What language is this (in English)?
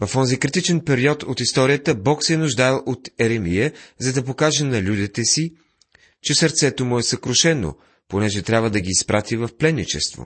Bulgarian